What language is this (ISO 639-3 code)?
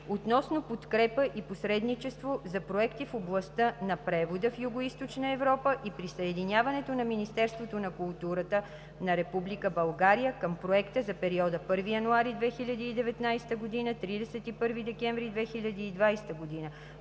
bul